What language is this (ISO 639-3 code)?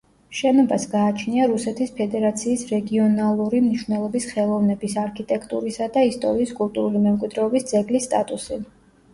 kat